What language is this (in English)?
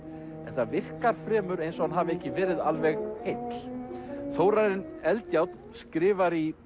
Icelandic